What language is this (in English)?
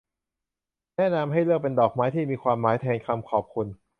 Thai